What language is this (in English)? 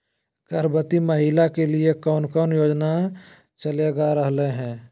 Magahi